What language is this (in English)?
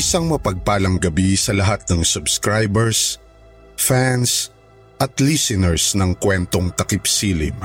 Filipino